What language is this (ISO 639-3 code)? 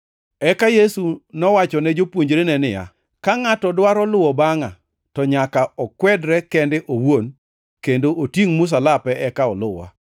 luo